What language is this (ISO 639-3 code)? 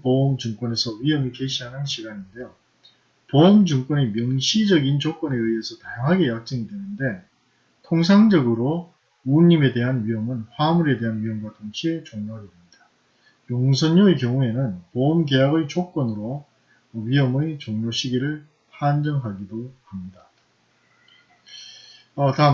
kor